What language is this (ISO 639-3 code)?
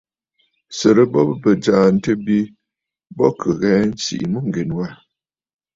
bfd